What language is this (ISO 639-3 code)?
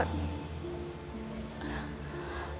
ind